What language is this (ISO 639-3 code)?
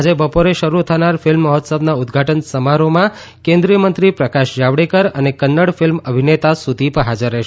guj